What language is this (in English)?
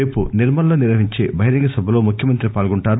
Telugu